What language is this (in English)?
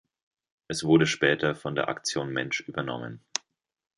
German